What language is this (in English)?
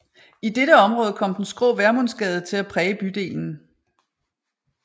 Danish